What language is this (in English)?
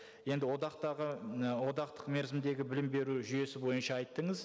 Kazakh